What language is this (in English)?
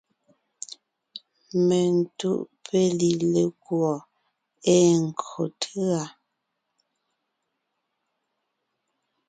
Ngiemboon